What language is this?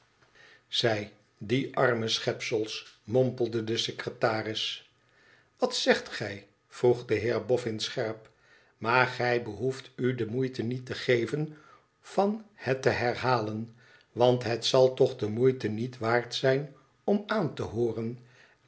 Dutch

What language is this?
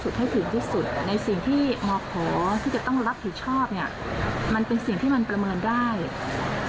Thai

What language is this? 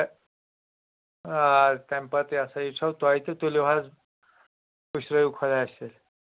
Kashmiri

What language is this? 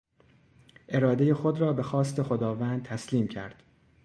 Persian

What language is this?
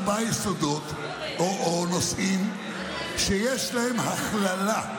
Hebrew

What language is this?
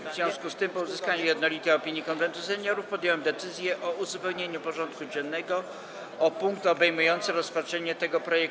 Polish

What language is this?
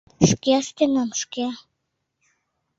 Mari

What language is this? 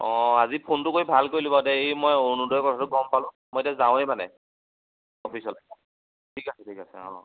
Assamese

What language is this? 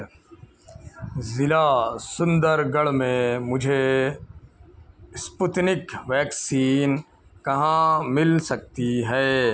Urdu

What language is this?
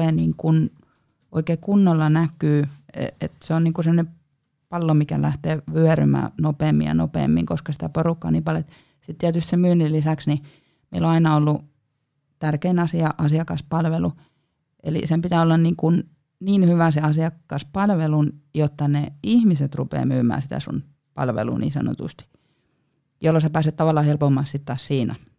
Finnish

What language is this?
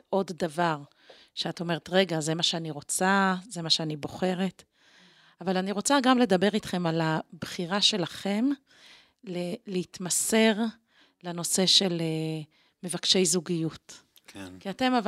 Hebrew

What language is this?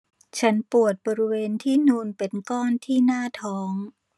Thai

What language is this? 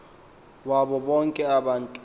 Xhosa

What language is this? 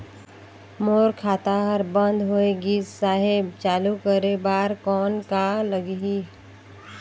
Chhattisgarhi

